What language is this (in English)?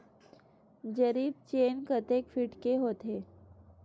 Chhattisgarhi